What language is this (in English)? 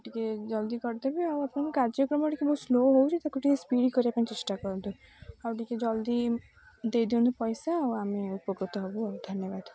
Odia